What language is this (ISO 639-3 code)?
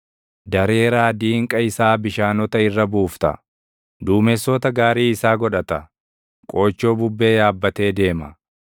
orm